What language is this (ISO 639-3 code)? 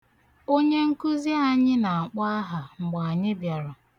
ibo